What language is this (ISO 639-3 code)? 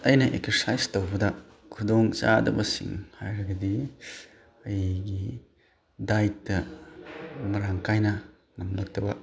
mni